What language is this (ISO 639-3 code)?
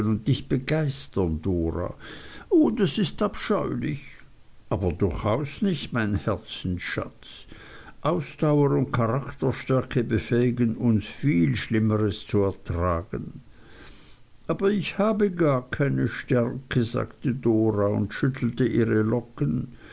deu